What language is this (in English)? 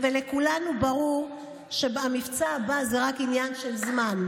Hebrew